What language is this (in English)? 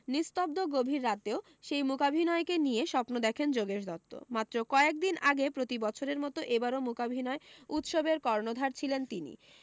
Bangla